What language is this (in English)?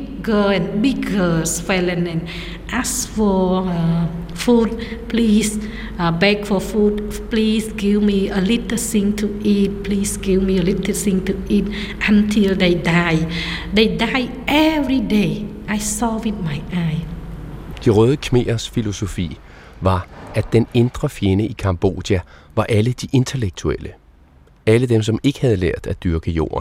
Danish